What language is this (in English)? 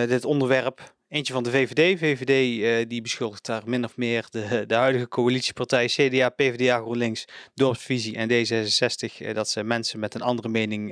Dutch